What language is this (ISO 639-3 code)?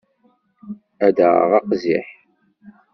kab